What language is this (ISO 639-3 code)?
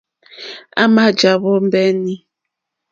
bri